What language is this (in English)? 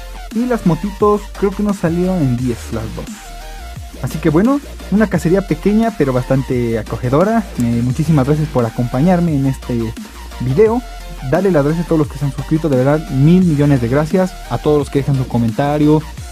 Spanish